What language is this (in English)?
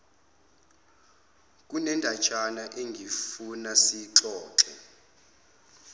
Zulu